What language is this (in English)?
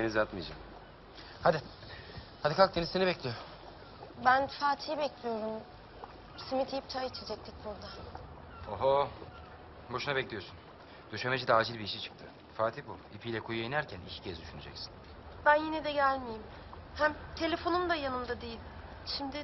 Turkish